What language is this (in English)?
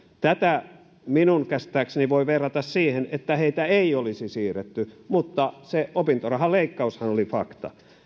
Finnish